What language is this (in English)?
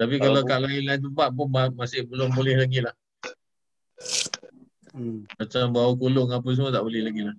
Malay